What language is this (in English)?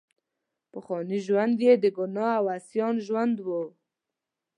Pashto